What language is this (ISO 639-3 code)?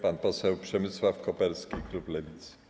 pol